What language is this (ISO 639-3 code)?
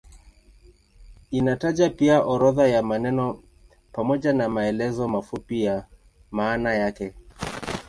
swa